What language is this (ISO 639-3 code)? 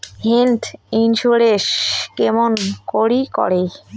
ben